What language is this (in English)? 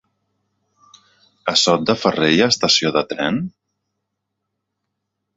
Catalan